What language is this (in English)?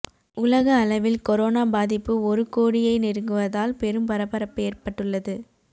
Tamil